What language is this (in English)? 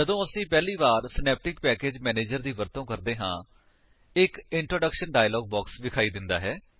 Punjabi